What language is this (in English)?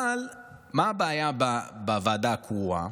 Hebrew